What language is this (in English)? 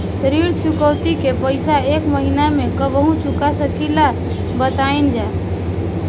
Bhojpuri